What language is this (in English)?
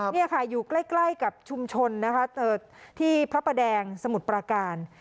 Thai